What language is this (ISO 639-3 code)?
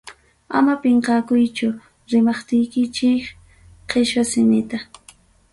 quy